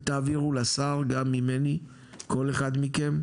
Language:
Hebrew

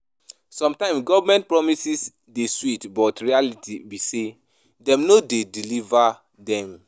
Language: Nigerian Pidgin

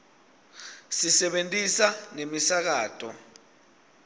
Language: Swati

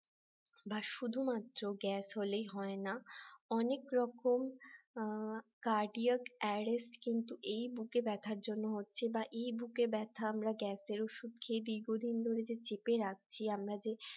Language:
Bangla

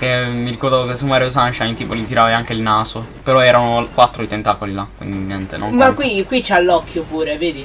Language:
Italian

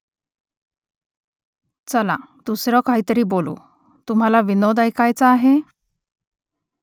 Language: Marathi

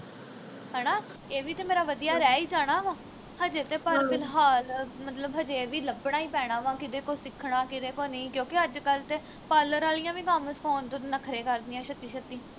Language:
Punjabi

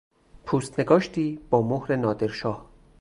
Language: Persian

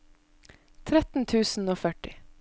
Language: Norwegian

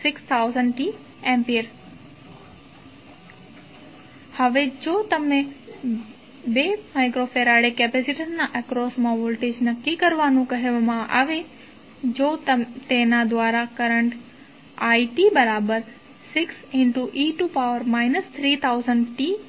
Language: Gujarati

